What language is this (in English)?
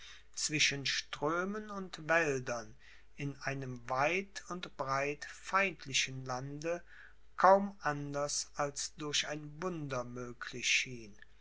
German